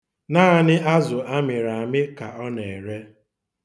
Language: Igbo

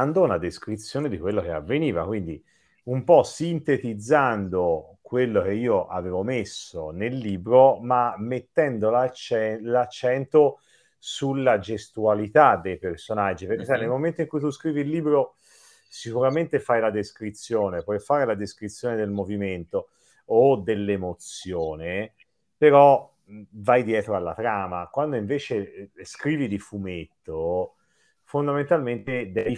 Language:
Italian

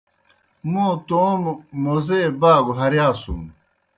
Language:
Kohistani Shina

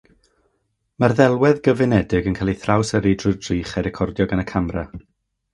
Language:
Welsh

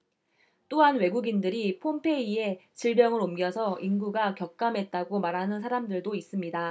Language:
Korean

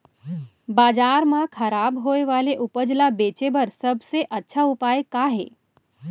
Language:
Chhattisgarhi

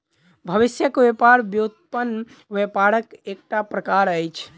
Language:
Maithili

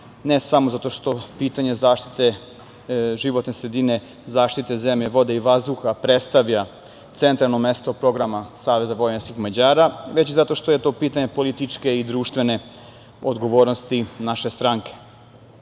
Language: Serbian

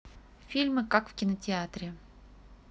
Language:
Russian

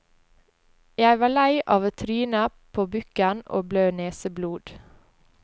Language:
Norwegian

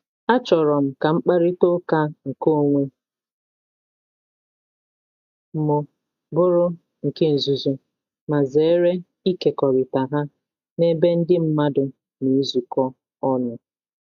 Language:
Igbo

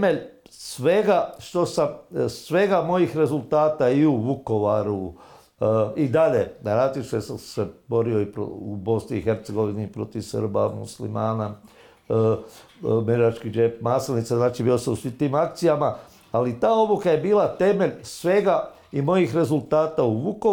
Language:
Croatian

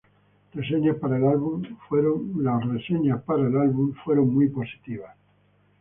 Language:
Spanish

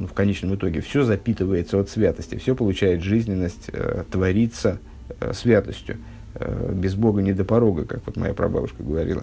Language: Russian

